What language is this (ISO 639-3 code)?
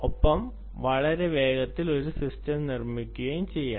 mal